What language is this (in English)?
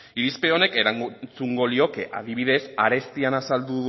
Basque